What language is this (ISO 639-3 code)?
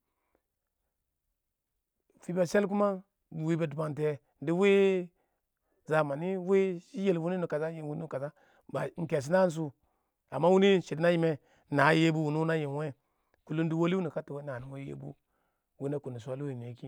awo